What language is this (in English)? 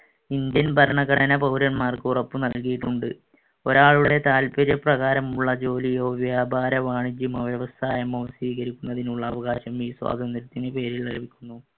Malayalam